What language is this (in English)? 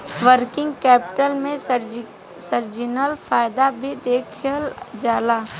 Bhojpuri